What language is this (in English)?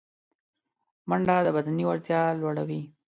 Pashto